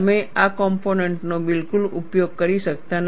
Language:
Gujarati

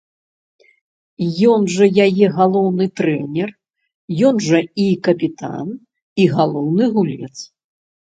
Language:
Belarusian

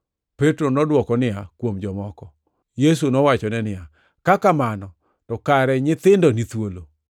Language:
Luo (Kenya and Tanzania)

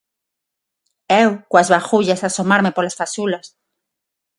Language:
Galician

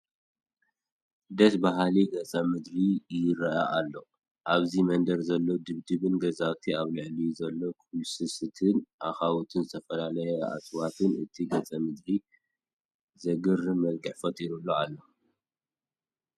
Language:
Tigrinya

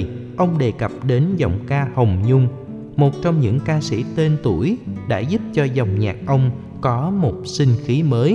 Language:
Vietnamese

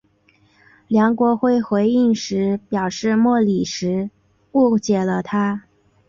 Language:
Chinese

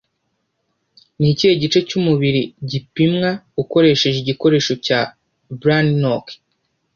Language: Kinyarwanda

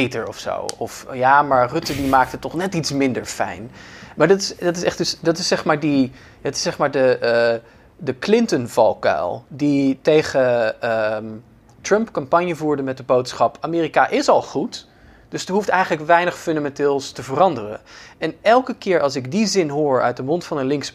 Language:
Dutch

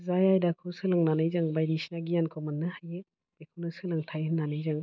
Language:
Bodo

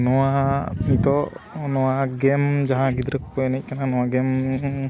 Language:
Santali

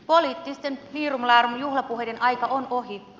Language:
Finnish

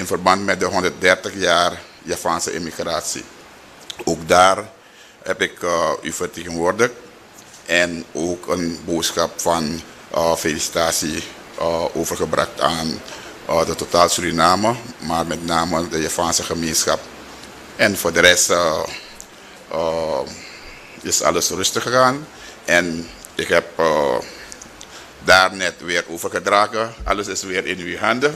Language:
Dutch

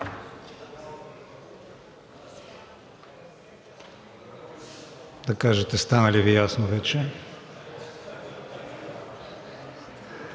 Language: Bulgarian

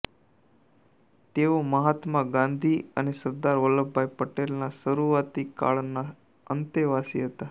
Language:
Gujarati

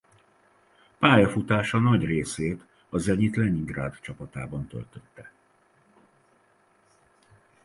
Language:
Hungarian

